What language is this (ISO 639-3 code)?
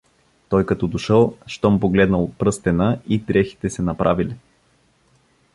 bul